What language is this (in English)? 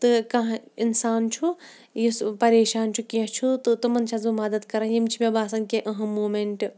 Kashmiri